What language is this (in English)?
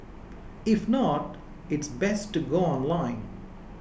English